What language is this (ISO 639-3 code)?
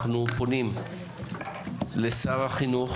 heb